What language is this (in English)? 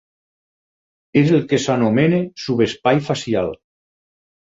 Catalan